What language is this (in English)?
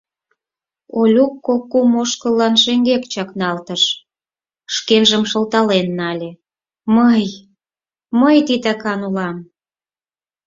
Mari